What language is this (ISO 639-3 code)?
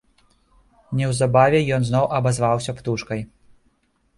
bel